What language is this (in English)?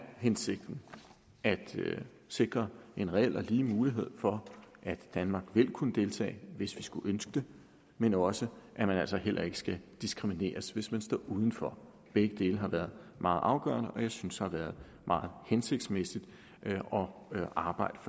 Danish